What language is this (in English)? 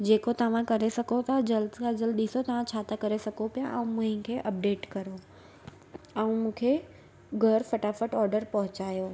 Sindhi